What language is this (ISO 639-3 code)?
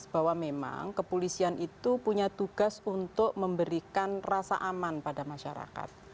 ind